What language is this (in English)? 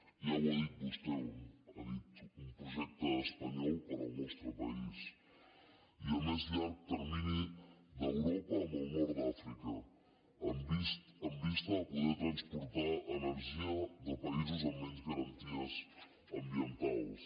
Catalan